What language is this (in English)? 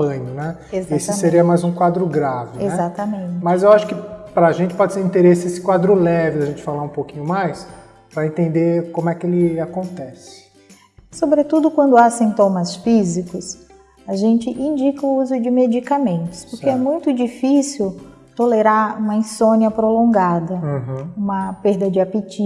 Portuguese